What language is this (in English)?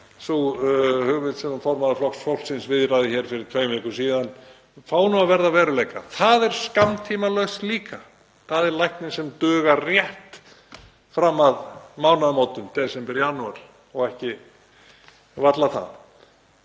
Icelandic